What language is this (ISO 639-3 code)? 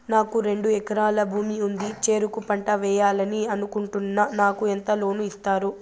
tel